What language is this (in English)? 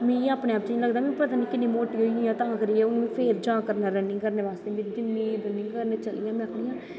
Dogri